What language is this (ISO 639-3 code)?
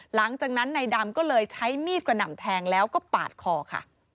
tha